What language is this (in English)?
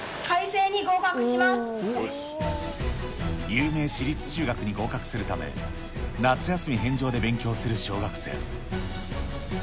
Japanese